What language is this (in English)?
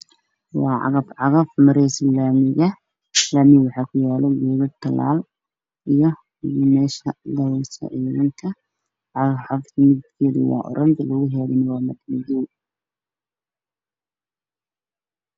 Somali